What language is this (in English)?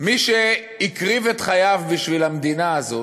Hebrew